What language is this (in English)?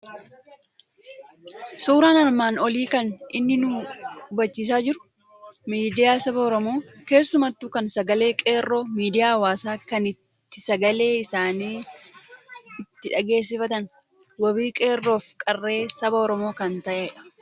Oromo